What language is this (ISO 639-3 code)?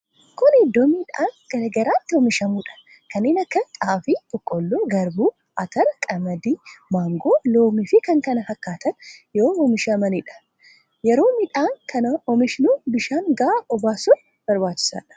orm